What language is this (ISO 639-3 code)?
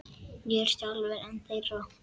isl